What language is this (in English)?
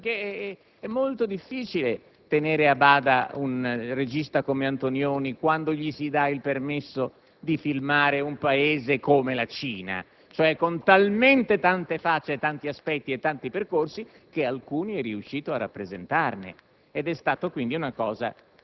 Italian